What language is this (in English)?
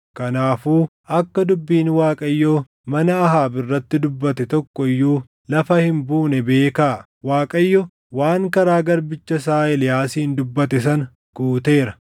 Oromo